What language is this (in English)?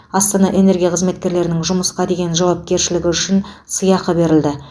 Kazakh